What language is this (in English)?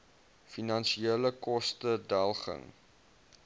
Afrikaans